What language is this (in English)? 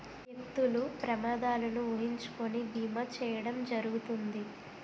Telugu